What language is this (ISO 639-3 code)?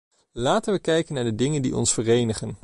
nld